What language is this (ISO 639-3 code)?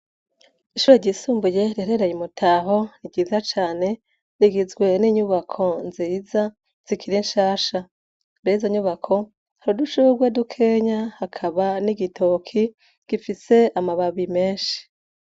run